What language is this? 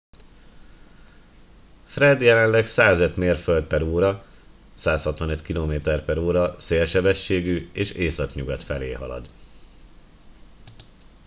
Hungarian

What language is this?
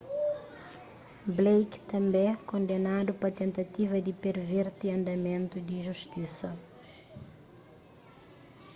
Kabuverdianu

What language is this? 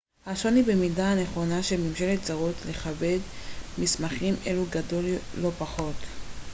Hebrew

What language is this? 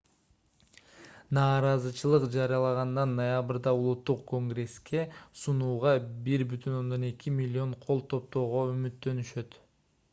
Kyrgyz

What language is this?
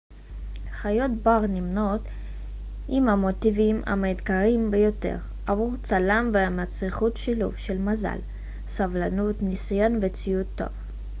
Hebrew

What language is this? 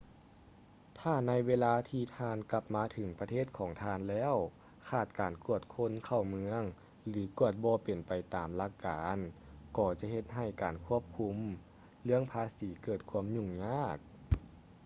Lao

